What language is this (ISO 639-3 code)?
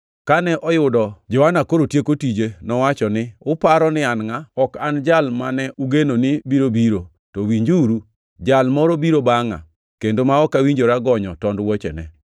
luo